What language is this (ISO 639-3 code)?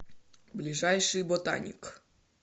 rus